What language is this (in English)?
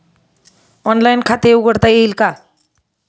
Marathi